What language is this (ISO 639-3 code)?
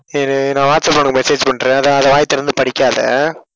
tam